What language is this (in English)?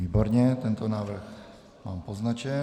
Czech